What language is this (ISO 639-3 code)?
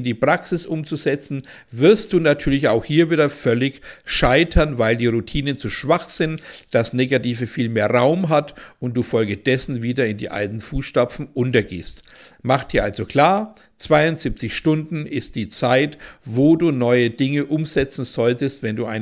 deu